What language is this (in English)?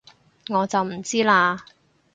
Cantonese